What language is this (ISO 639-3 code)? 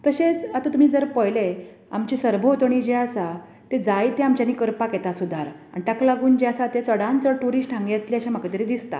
kok